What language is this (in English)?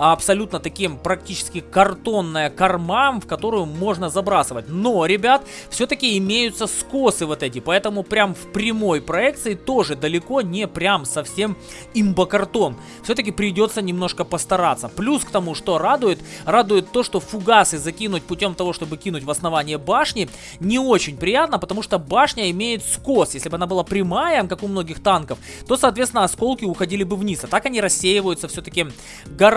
Russian